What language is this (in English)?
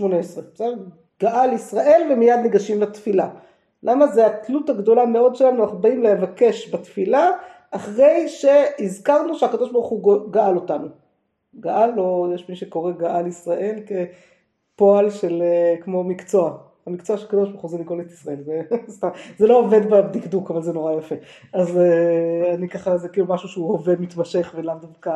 Hebrew